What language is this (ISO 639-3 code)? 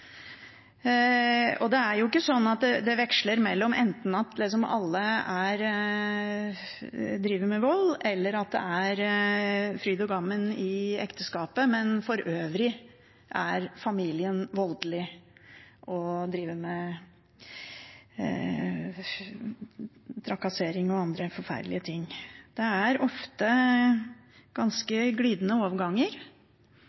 nob